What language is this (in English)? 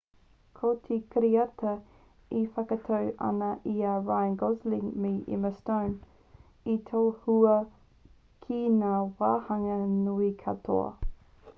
Māori